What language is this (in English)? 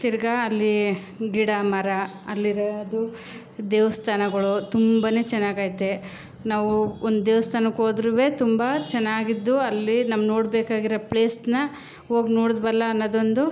Kannada